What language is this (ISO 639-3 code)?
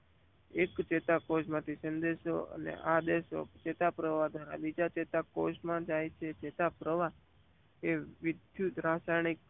guj